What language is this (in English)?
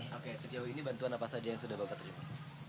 Indonesian